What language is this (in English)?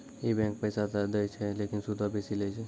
Maithili